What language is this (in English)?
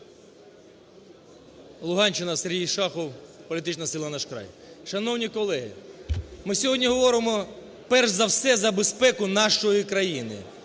Ukrainian